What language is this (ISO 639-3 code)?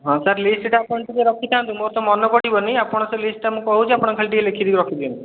ori